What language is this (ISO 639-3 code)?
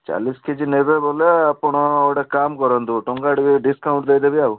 ori